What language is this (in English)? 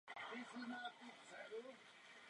Czech